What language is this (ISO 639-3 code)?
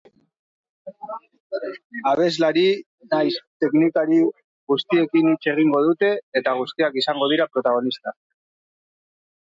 eus